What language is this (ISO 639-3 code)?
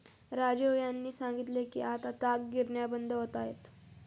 mar